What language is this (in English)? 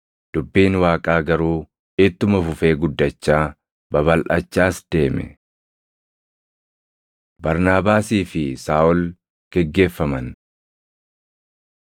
Oromo